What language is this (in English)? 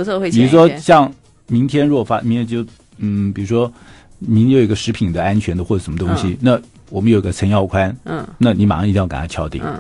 Chinese